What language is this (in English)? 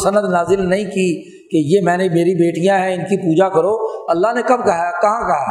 Urdu